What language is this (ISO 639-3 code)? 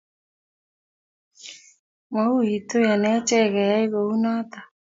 kln